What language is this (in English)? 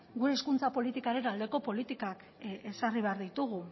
Basque